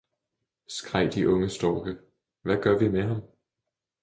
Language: Danish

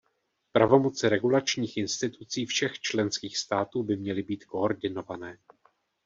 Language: Czech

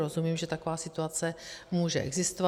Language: Czech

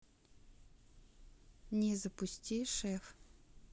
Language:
Russian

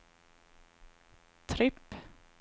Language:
Swedish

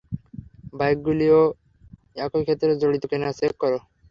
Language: Bangla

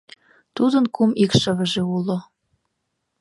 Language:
Mari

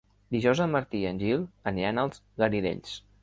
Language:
Catalan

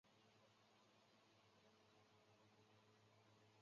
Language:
Chinese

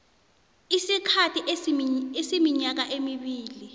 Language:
South Ndebele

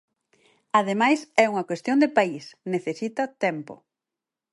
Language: Galician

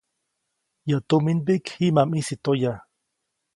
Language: Copainalá Zoque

